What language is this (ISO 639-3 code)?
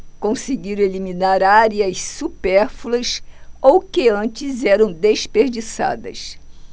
por